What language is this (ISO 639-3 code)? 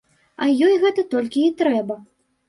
bel